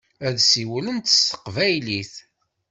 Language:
Kabyle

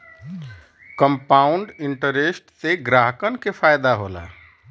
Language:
Bhojpuri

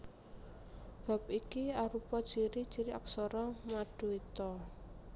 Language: Javanese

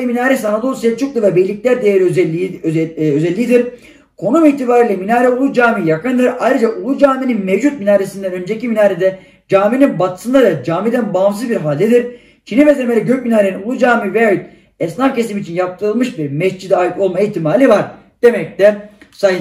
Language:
Turkish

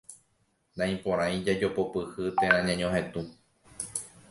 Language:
Guarani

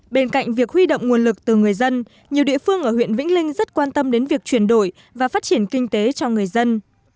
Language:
Vietnamese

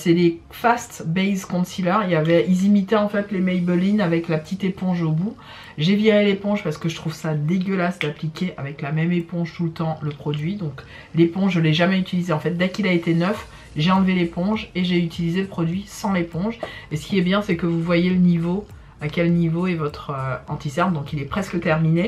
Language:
French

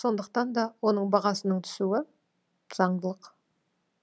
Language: Kazakh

